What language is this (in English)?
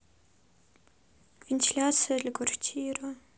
Russian